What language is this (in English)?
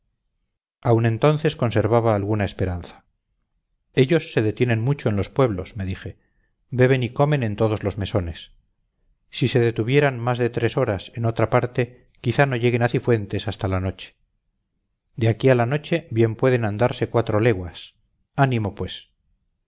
Spanish